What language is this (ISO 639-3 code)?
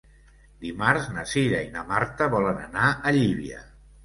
cat